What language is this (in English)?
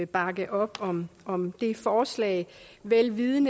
Danish